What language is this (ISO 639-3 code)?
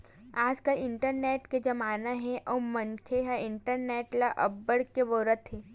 hne